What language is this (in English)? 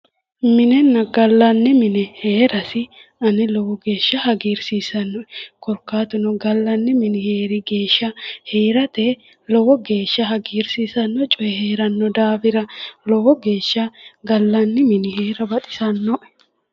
Sidamo